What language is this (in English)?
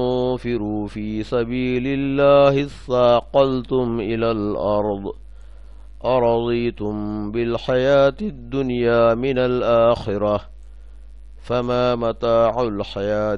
Arabic